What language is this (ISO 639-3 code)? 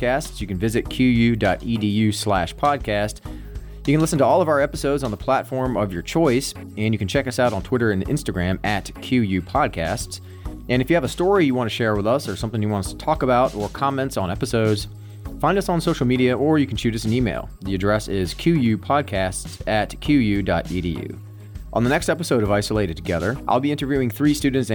eng